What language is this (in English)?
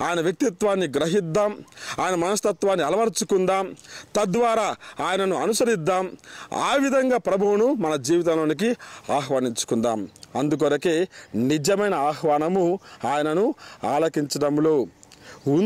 Indonesian